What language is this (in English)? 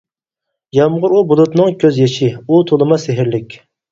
Uyghur